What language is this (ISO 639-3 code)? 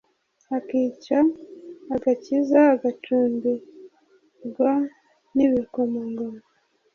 kin